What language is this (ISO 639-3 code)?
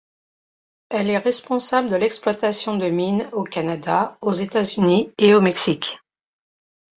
fra